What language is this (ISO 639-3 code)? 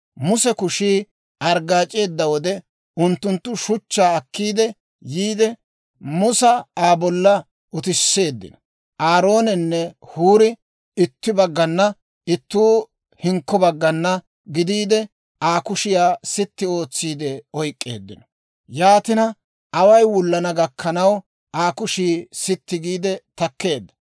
dwr